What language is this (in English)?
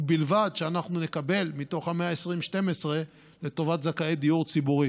Hebrew